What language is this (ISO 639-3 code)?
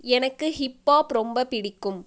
tam